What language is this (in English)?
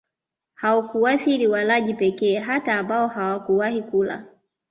Swahili